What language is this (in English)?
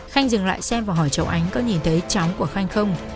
Vietnamese